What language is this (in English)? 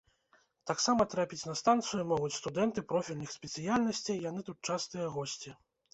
Belarusian